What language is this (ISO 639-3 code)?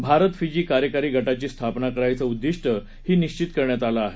mar